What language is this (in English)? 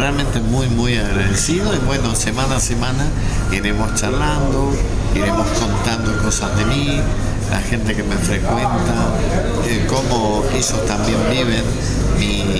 Spanish